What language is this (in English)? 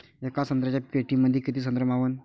Marathi